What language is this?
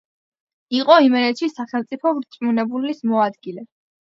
Georgian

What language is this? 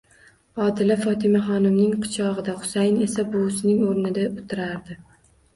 Uzbek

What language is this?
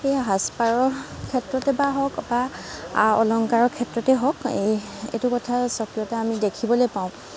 Assamese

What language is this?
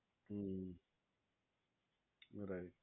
Gujarati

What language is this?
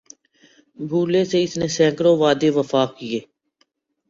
Urdu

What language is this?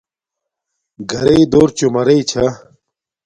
Domaaki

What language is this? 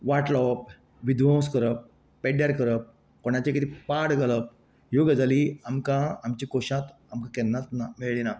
Konkani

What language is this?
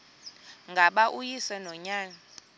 Xhosa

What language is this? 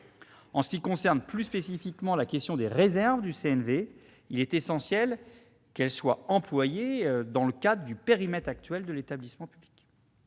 French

